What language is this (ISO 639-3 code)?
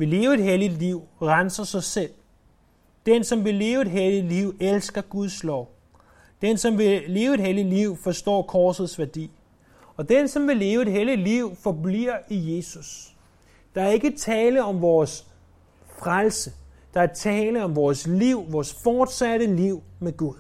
dan